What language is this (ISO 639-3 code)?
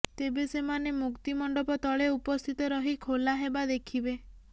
ori